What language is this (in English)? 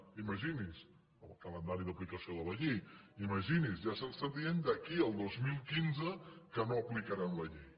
Catalan